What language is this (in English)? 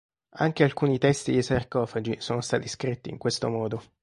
Italian